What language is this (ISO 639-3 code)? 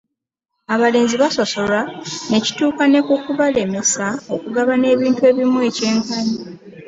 lug